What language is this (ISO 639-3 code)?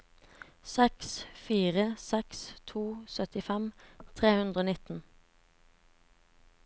nor